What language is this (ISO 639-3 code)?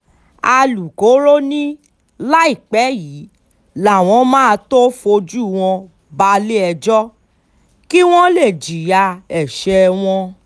yor